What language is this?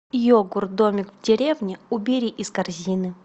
Russian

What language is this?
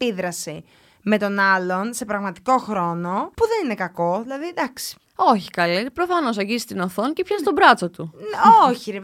Greek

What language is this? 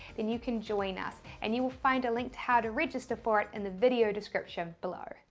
English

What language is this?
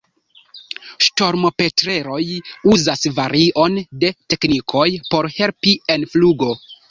Esperanto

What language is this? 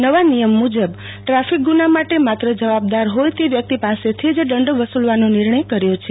Gujarati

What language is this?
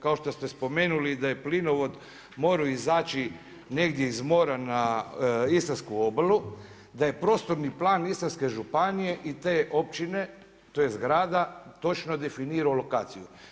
Croatian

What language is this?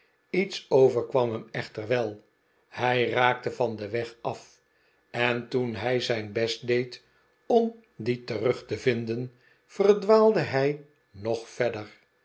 Dutch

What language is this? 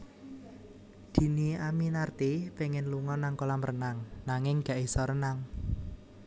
Javanese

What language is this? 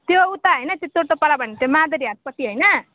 Nepali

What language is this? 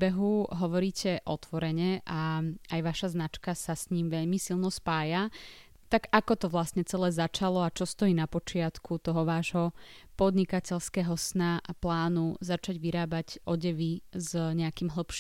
Slovak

